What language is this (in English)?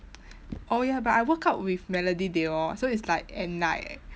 English